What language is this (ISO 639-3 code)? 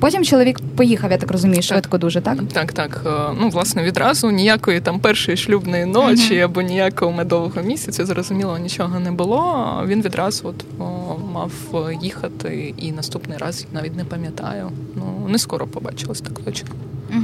ukr